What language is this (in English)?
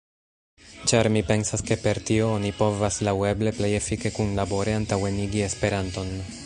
Esperanto